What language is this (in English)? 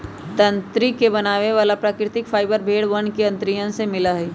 Magahi